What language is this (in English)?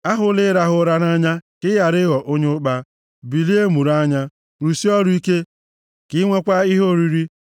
Igbo